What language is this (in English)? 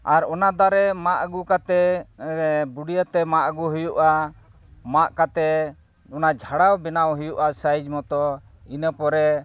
Santali